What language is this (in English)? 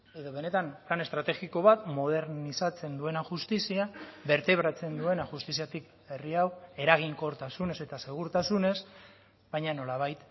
Basque